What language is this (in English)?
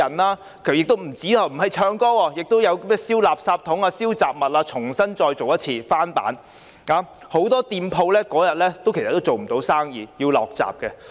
Cantonese